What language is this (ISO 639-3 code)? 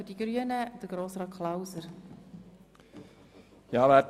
gsw